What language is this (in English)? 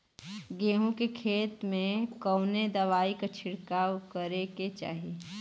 Bhojpuri